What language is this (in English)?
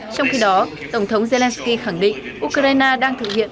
Vietnamese